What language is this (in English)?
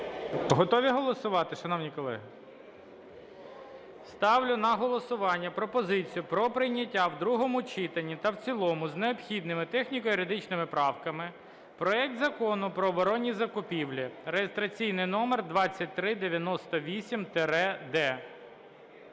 Ukrainian